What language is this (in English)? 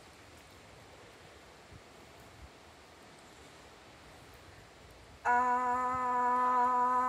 Danish